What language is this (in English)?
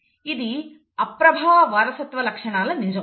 Telugu